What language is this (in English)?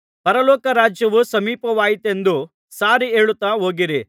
Kannada